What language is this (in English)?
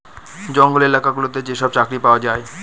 Bangla